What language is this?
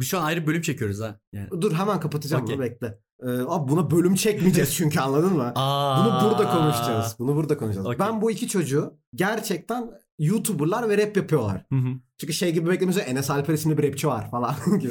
Turkish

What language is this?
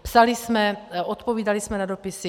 Czech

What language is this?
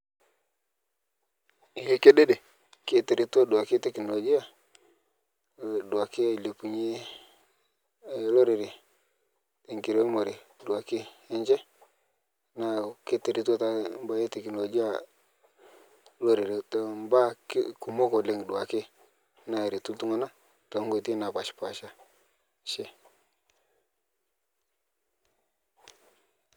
Masai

